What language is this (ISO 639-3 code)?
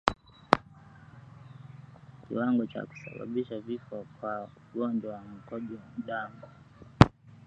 swa